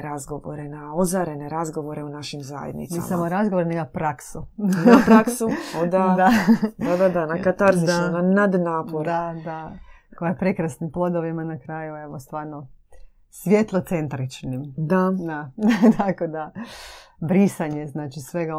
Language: Croatian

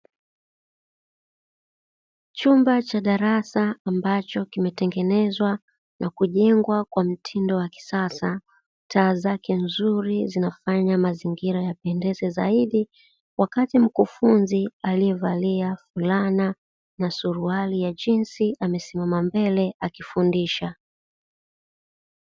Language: Swahili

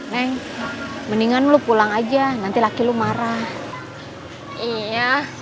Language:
Indonesian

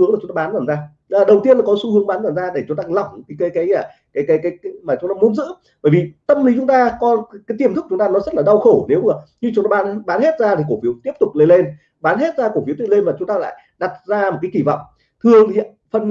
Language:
Vietnamese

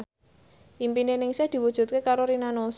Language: Javanese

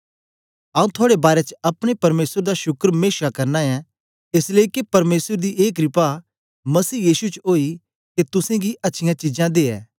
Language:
Dogri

